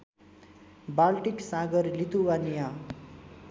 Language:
Nepali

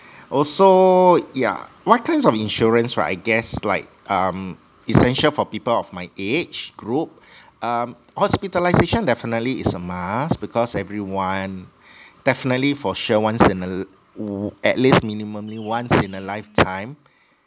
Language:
English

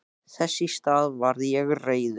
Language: Icelandic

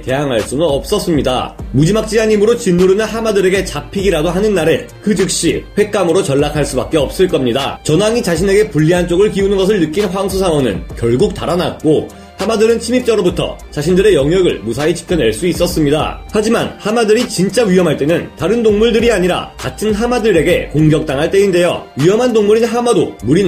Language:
Korean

